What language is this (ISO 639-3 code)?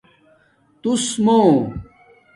dmk